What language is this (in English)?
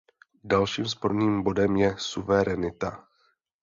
Czech